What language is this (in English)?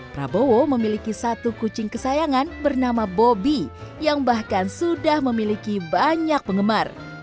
Indonesian